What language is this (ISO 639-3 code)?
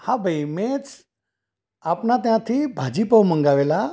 guj